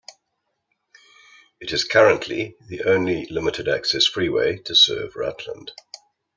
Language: English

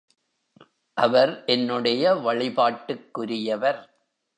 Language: Tamil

